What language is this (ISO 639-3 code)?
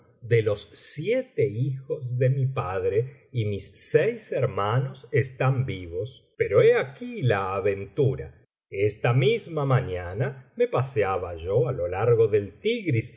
spa